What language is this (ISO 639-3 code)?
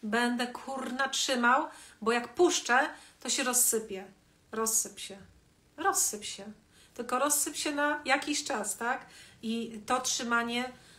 pol